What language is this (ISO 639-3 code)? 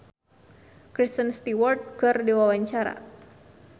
sun